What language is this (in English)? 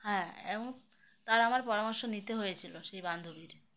Bangla